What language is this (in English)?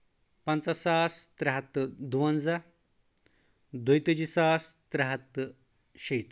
Kashmiri